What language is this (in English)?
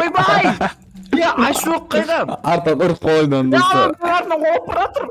Turkish